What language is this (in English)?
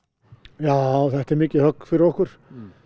Icelandic